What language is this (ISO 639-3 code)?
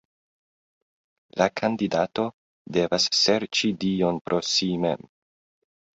epo